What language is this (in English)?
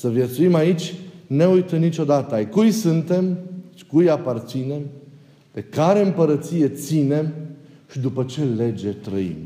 Romanian